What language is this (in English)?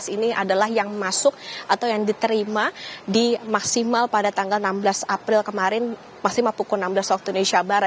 Indonesian